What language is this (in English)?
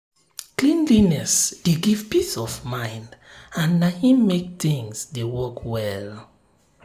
Nigerian Pidgin